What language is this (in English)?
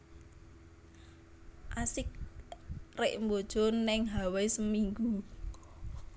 Javanese